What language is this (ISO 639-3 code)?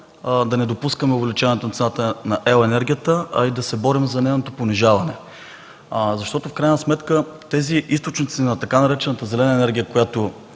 bul